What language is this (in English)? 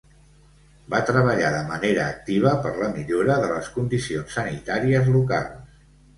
Catalan